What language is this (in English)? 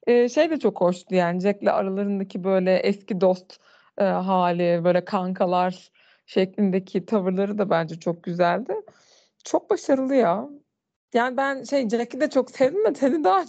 Turkish